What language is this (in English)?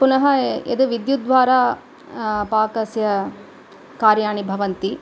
Sanskrit